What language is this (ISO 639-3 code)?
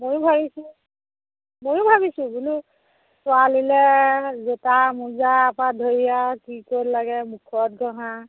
asm